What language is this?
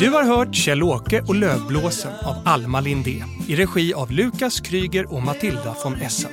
Swedish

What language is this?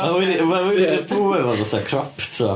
Welsh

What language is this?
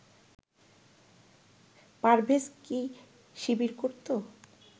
Bangla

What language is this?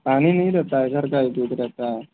Hindi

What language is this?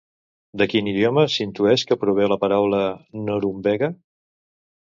Catalan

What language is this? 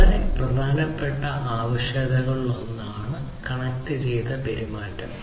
Malayalam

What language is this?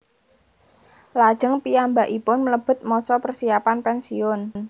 Javanese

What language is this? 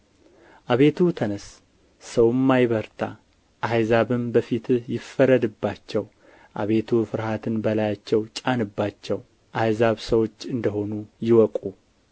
Amharic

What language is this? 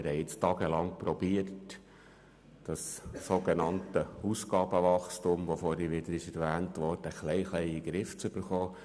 Swiss German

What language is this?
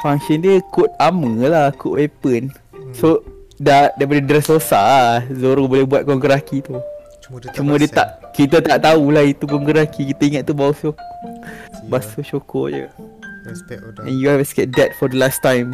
Malay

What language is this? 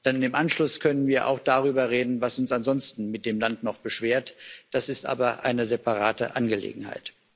German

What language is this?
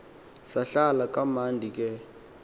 Xhosa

